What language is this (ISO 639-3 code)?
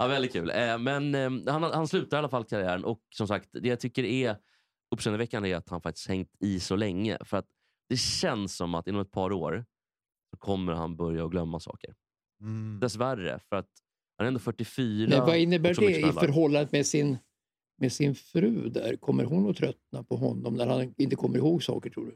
swe